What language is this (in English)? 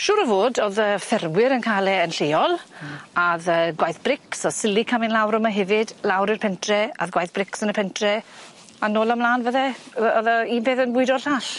Welsh